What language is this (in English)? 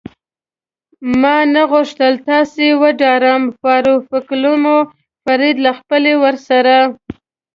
Pashto